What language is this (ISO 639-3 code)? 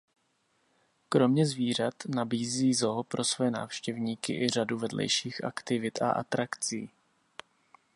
ces